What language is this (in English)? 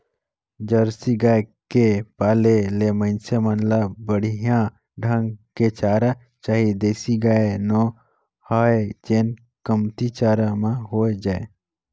Chhattisgarhi